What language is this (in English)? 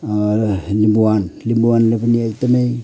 Nepali